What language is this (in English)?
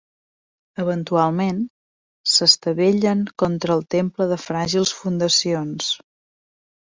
Catalan